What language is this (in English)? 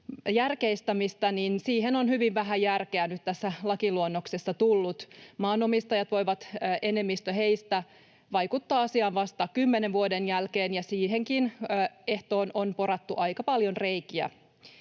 Finnish